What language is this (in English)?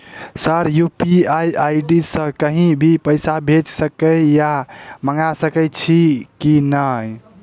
Maithili